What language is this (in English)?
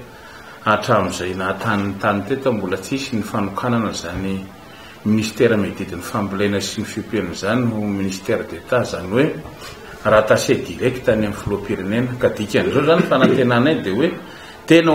Romanian